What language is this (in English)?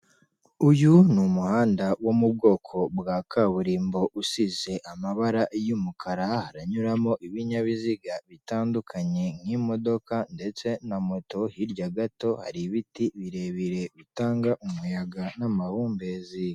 Kinyarwanda